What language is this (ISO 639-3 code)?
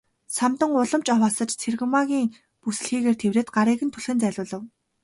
mon